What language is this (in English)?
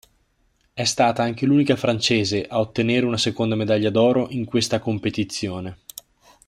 Italian